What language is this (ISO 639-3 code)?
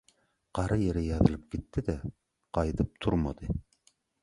tuk